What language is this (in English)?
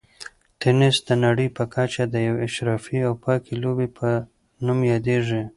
Pashto